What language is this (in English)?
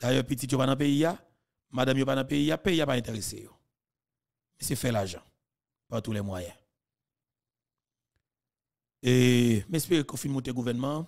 French